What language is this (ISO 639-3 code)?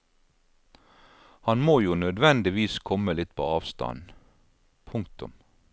nor